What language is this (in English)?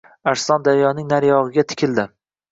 Uzbek